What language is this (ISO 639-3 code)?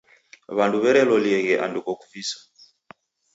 dav